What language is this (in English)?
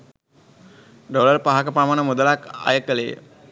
Sinhala